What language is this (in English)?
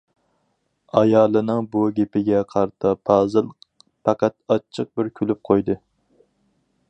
Uyghur